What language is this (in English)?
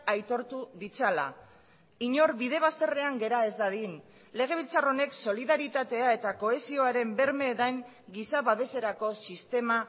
Basque